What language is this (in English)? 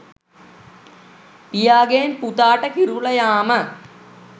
Sinhala